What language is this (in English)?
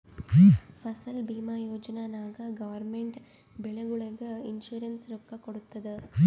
Kannada